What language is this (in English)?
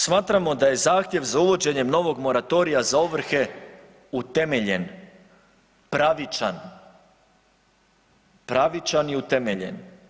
Croatian